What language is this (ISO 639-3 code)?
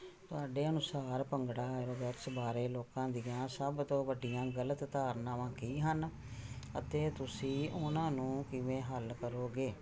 pan